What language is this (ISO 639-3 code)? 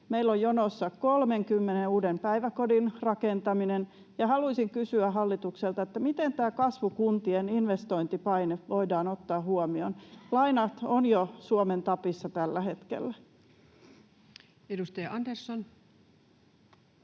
fin